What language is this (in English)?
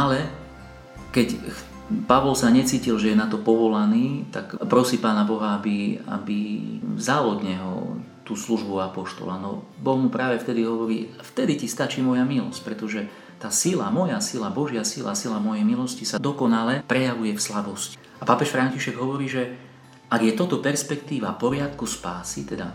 Slovak